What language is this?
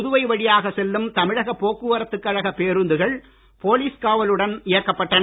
Tamil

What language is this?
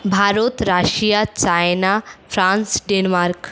Bangla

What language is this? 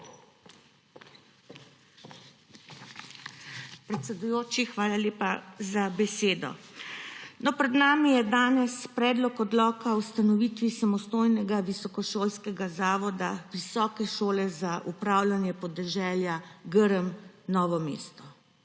Slovenian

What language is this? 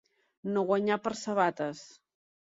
Catalan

